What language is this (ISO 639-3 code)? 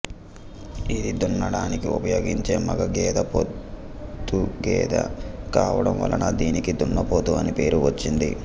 tel